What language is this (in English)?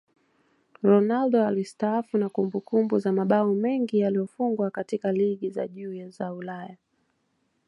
Swahili